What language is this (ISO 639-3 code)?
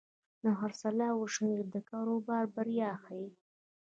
pus